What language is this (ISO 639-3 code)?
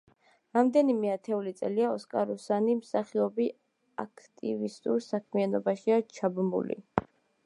kat